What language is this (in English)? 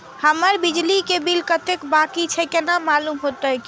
Maithili